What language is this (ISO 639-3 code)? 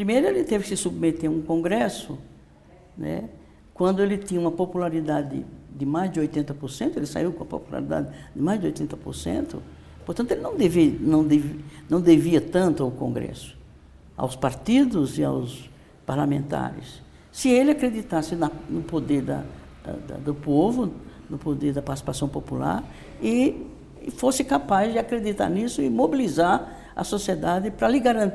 por